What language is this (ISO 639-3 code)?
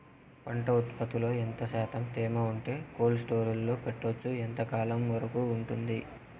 tel